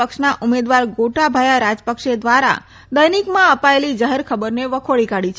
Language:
Gujarati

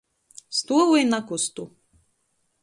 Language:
Latgalian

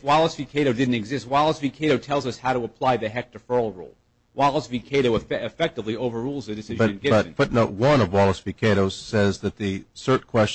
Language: English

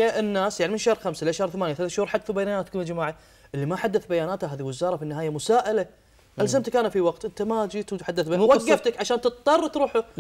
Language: Arabic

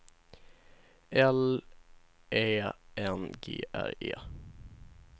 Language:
Swedish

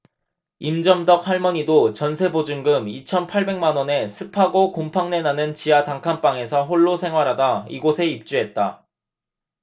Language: Korean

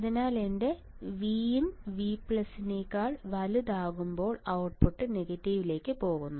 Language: Malayalam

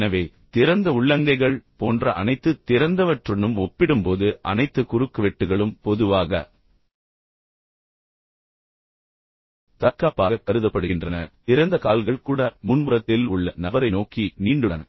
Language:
Tamil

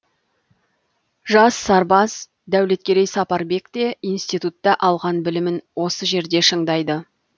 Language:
Kazakh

